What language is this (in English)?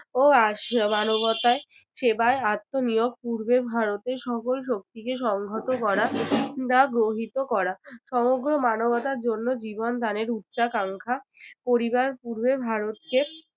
Bangla